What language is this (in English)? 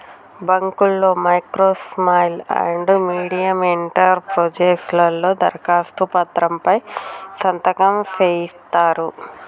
Telugu